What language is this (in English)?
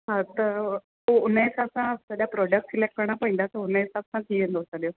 Sindhi